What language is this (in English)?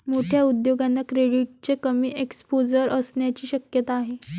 Marathi